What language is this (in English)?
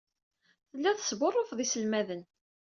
Kabyle